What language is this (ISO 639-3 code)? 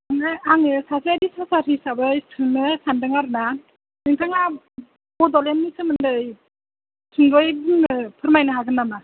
brx